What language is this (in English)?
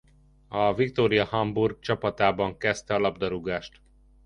Hungarian